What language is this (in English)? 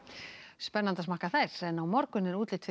Icelandic